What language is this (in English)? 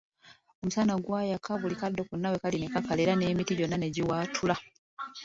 Ganda